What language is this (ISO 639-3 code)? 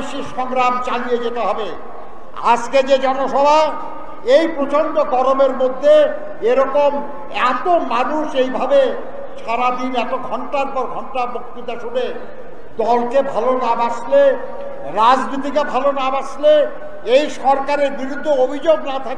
tur